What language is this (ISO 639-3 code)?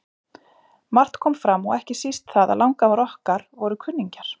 isl